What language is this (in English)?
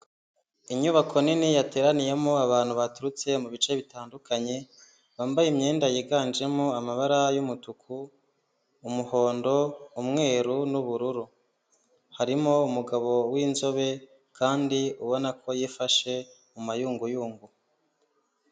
Kinyarwanda